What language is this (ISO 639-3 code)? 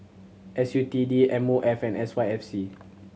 eng